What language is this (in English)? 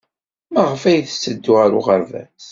Kabyle